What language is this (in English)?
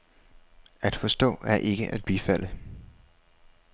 Danish